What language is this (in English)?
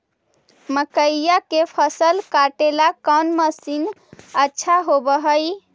Magahi